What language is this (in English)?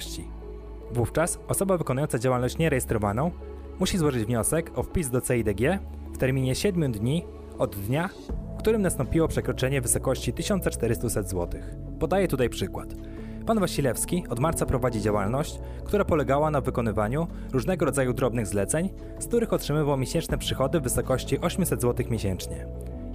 Polish